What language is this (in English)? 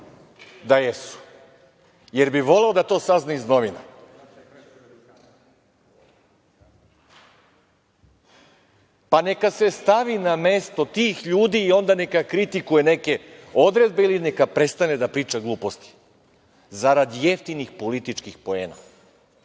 Serbian